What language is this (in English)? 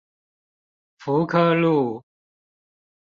Chinese